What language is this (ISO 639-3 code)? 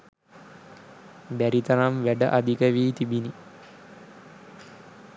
sin